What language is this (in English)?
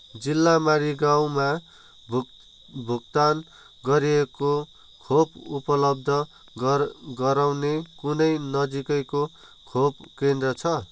Nepali